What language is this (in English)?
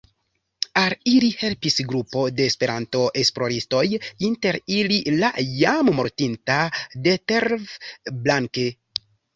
Esperanto